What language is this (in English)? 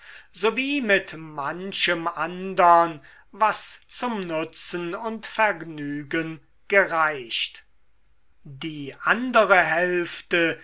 German